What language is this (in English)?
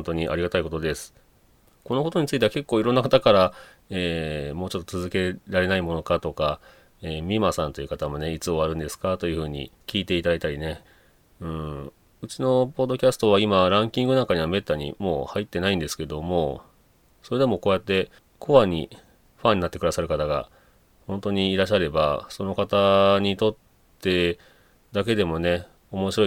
Japanese